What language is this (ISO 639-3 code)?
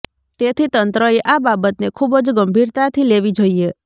guj